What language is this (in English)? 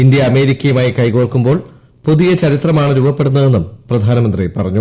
Malayalam